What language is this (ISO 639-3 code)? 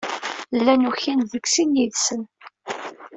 kab